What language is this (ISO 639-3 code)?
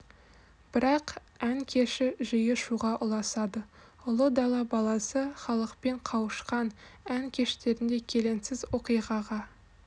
kaz